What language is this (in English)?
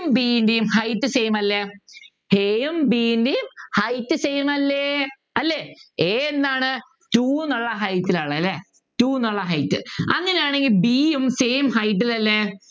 Malayalam